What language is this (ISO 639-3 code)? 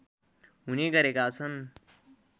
nep